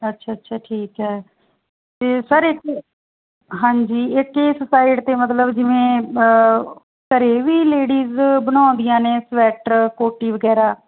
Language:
Punjabi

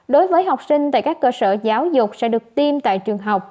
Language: Vietnamese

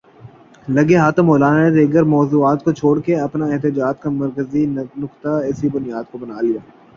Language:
Urdu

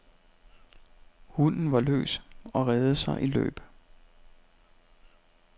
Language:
Danish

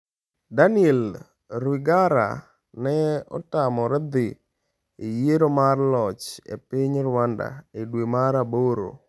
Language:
Luo (Kenya and Tanzania)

